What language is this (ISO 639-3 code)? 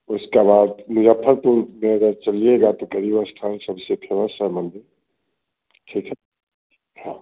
hin